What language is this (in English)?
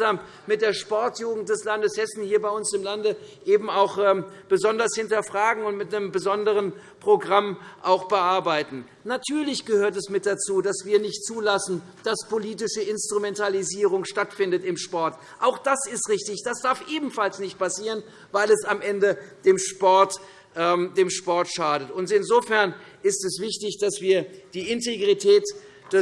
German